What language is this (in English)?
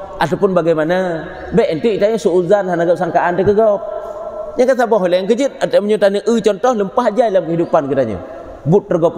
Malay